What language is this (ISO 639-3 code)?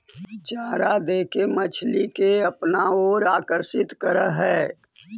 mag